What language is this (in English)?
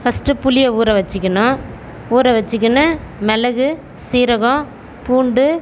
Tamil